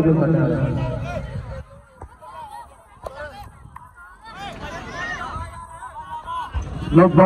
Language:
Hindi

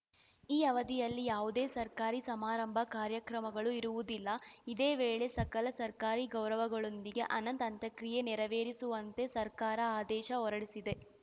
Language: Kannada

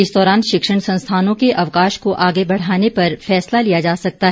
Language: Hindi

